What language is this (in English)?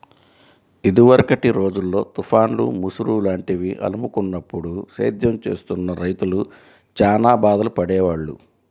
Telugu